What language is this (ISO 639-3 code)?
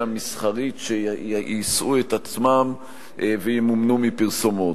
heb